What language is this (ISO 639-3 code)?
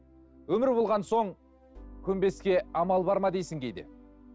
kaz